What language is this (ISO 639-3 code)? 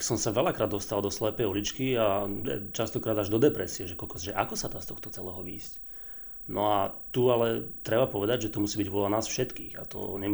slk